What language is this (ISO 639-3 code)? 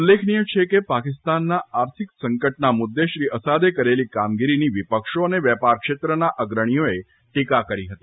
guj